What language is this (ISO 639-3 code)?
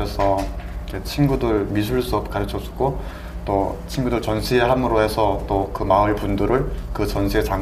kor